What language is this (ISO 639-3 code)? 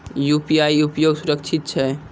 mai